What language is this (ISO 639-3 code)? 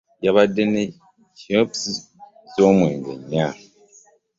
lug